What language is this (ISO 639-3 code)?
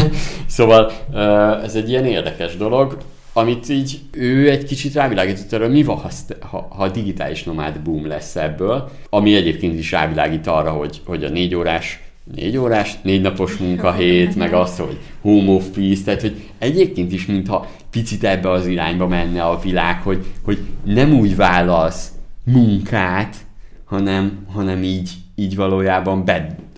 hun